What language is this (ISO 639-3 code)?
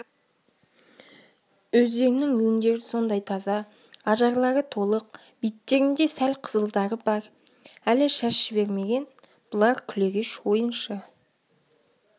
kaz